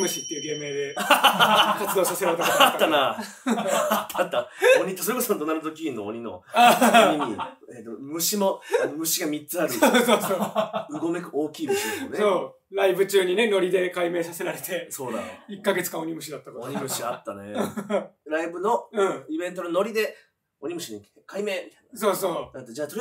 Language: Japanese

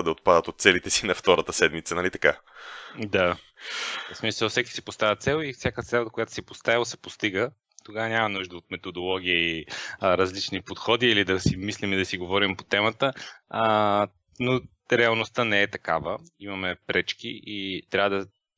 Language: Bulgarian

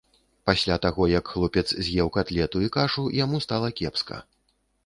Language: Belarusian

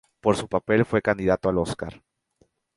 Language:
Spanish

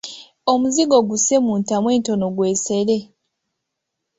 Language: Ganda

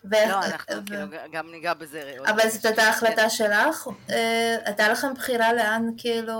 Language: Hebrew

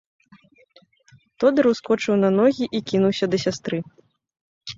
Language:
Belarusian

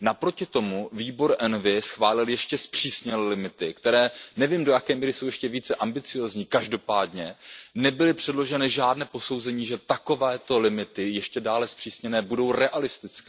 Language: Czech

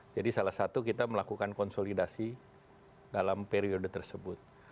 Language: Indonesian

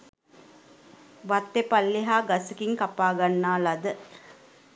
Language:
Sinhala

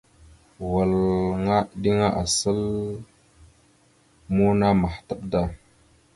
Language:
Mada (Cameroon)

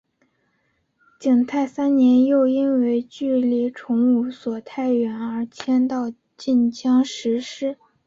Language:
Chinese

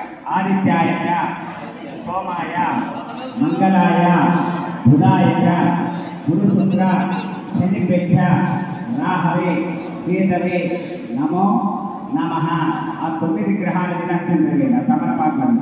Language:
Thai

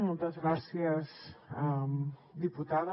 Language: Catalan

